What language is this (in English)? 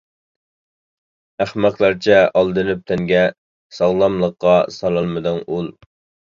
Uyghur